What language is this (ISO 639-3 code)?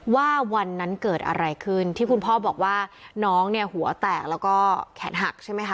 tha